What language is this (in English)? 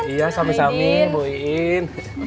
Indonesian